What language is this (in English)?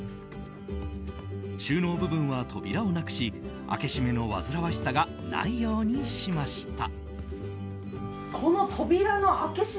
Japanese